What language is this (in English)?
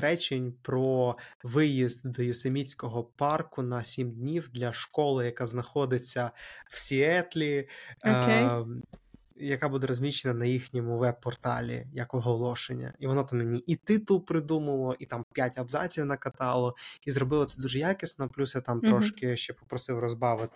Ukrainian